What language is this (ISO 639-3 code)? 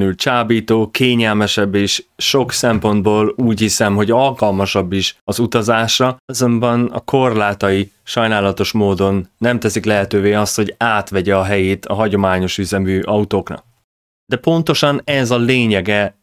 hun